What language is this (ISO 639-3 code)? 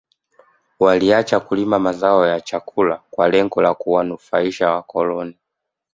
swa